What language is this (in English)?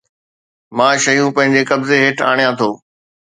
Sindhi